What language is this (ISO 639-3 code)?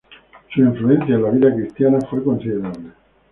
spa